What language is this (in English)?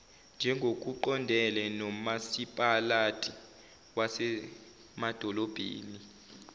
Zulu